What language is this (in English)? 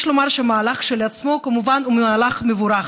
Hebrew